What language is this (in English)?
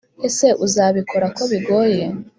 Kinyarwanda